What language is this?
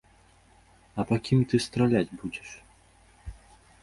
Belarusian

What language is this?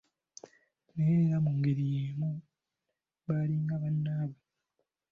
Ganda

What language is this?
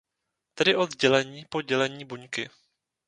Czech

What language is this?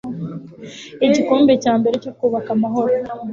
Kinyarwanda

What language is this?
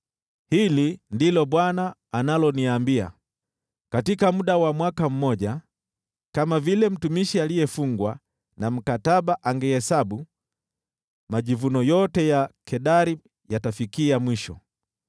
Swahili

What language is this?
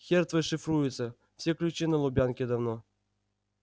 Russian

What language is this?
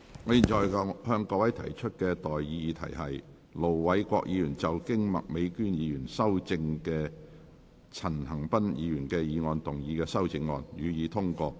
Cantonese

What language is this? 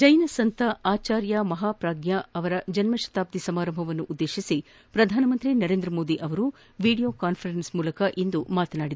Kannada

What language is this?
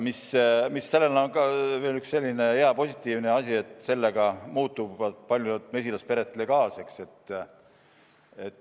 Estonian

